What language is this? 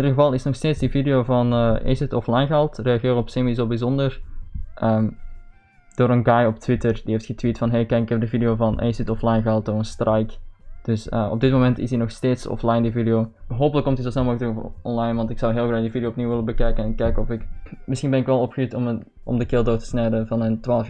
Dutch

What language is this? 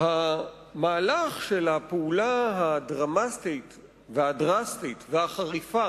Hebrew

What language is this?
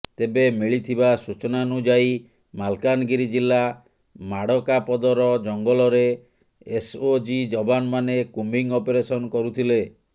Odia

